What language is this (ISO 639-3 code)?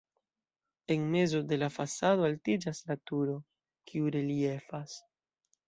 epo